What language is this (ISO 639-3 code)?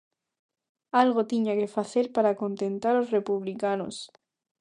glg